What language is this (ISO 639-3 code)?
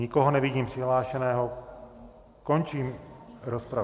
ces